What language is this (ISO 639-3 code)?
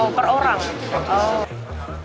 ind